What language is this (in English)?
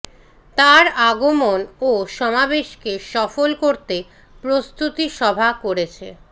Bangla